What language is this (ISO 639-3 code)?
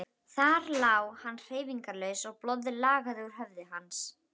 isl